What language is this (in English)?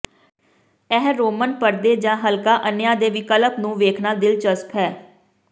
Punjabi